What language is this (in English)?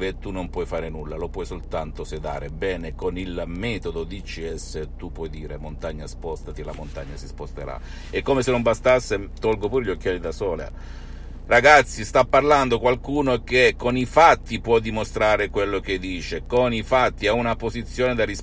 Italian